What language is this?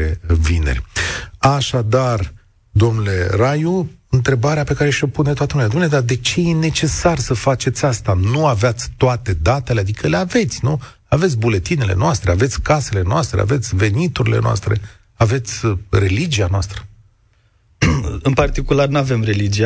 Romanian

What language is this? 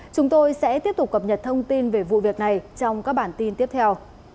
Vietnamese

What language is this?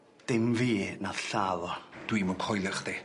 Welsh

